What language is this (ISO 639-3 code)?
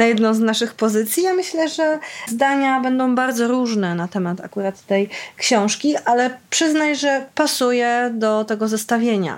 pol